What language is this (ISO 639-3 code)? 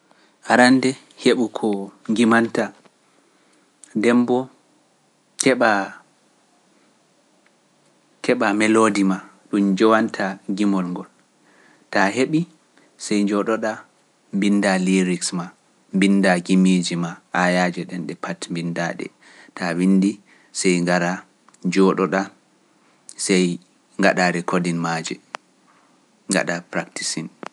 fuf